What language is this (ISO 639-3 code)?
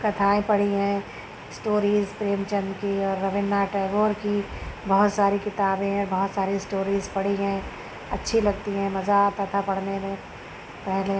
urd